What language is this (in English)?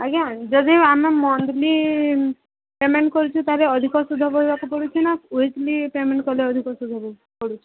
Odia